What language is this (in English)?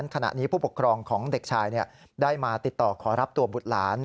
Thai